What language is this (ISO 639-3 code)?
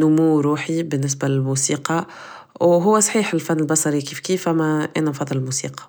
aeb